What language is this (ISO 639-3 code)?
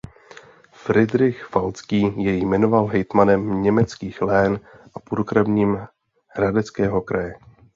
ces